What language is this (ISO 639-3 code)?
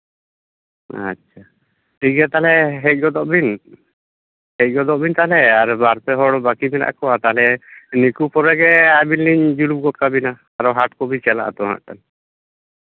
sat